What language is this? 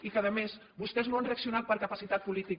Catalan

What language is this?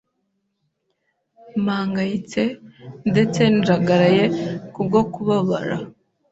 Kinyarwanda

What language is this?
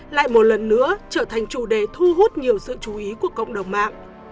Vietnamese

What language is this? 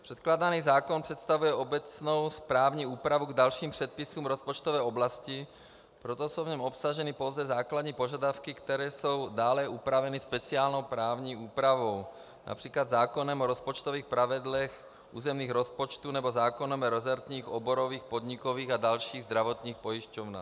Czech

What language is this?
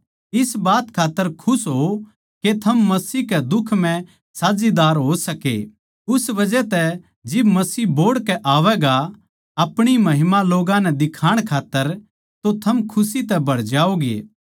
Haryanvi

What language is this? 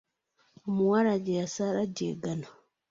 Ganda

